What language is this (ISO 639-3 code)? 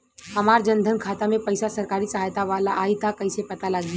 bho